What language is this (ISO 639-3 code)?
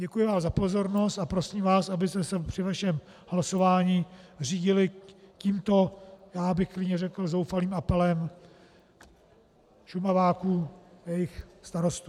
ces